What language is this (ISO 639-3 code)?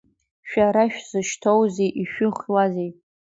abk